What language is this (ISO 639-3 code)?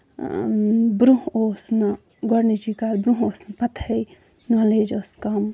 kas